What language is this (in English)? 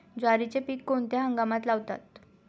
Marathi